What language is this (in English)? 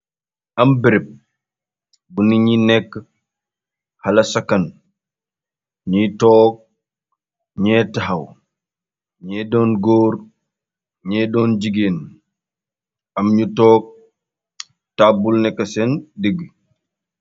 Wolof